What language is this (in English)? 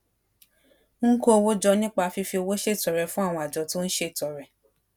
Yoruba